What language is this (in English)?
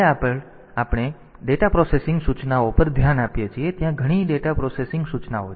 Gujarati